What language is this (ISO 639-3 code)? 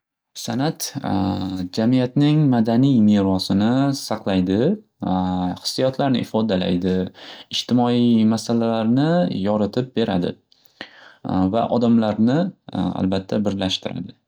uzb